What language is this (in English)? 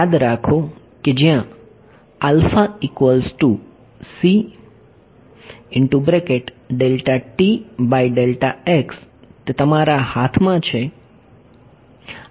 Gujarati